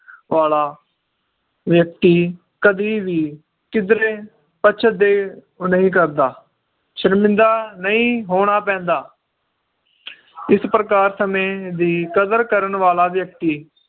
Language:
Punjabi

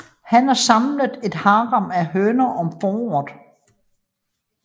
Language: Danish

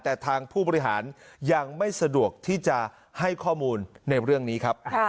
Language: Thai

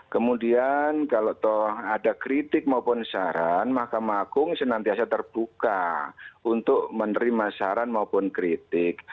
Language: Indonesian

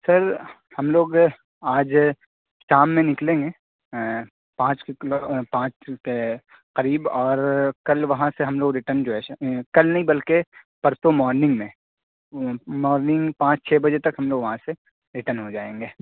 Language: Urdu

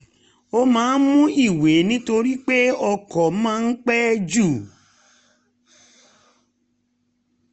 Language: Yoruba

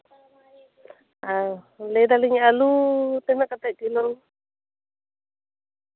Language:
Santali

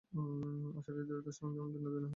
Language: Bangla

